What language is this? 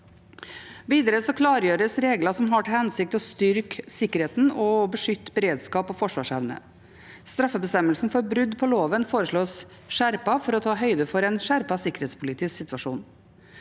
Norwegian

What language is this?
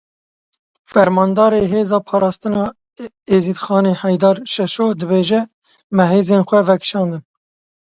Kurdish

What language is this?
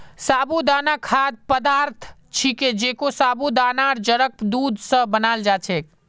Magahi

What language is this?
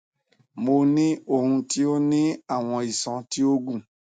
Yoruba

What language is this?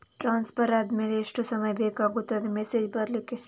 Kannada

